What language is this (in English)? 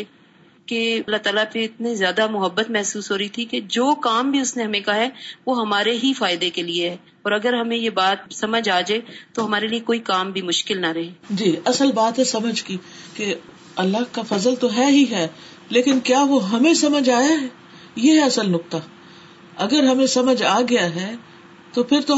Urdu